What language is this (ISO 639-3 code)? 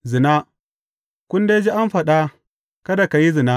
hau